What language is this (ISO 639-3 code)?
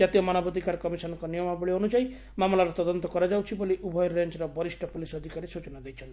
ori